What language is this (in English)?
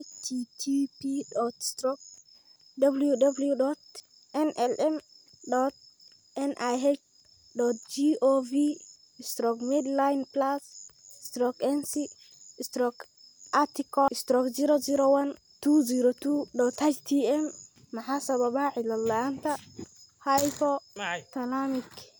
Somali